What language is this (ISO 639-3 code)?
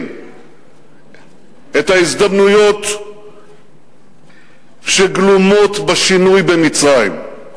heb